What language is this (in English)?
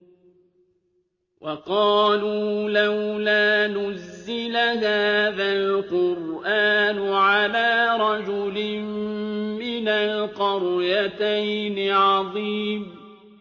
Arabic